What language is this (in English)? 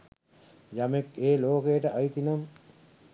Sinhala